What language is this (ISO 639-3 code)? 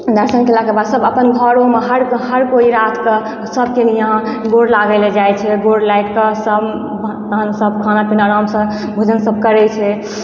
mai